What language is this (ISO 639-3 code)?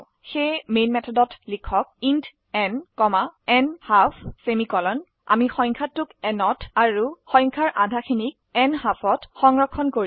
asm